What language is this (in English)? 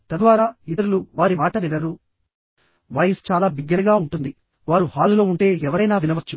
Telugu